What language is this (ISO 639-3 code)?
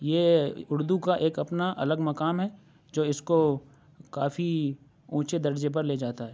urd